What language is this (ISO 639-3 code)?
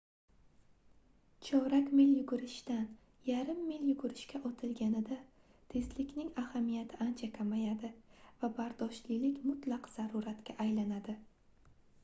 uzb